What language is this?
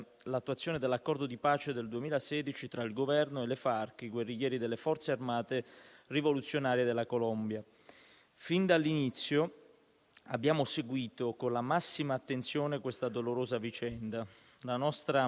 Italian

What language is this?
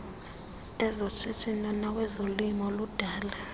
Xhosa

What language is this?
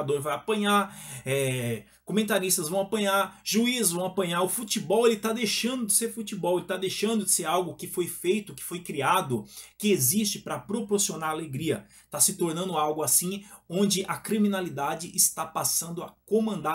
Portuguese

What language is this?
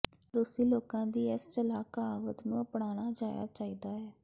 Punjabi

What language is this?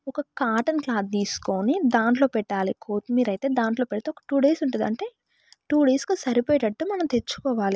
Telugu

